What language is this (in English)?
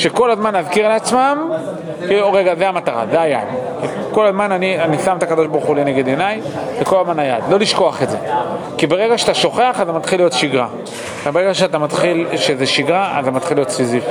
Hebrew